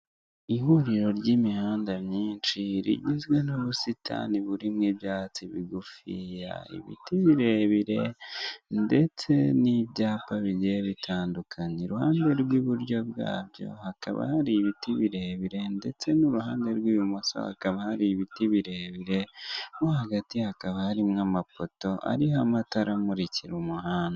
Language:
Kinyarwanda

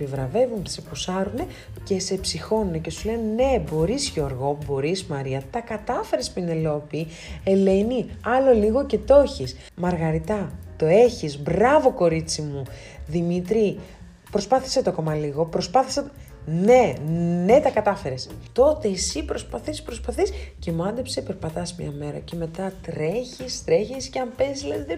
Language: Greek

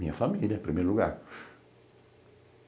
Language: Portuguese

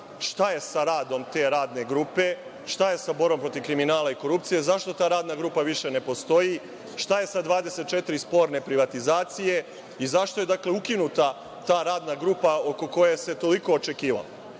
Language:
Serbian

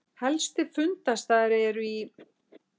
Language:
Icelandic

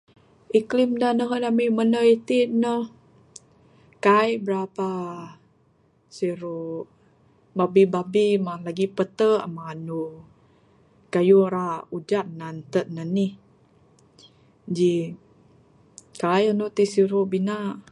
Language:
Bukar-Sadung Bidayuh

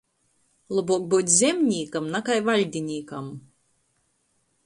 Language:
Latgalian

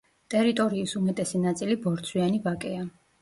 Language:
Georgian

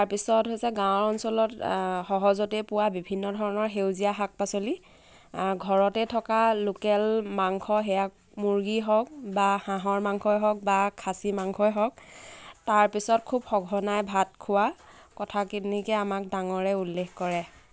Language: Assamese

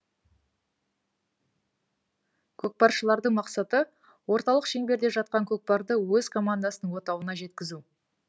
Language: Kazakh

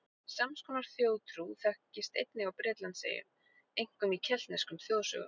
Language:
Icelandic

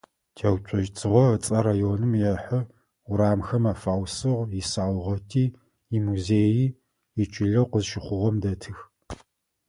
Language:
Adyghe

